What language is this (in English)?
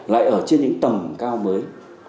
Vietnamese